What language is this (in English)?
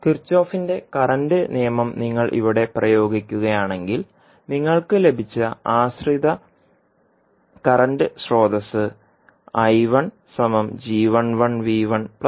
Malayalam